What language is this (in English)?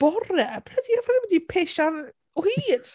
Welsh